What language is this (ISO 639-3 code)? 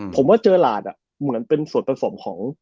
tha